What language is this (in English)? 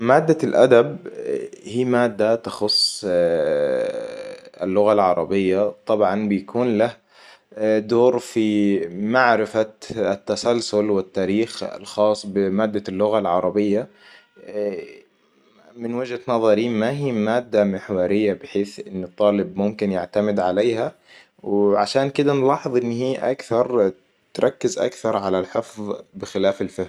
Hijazi Arabic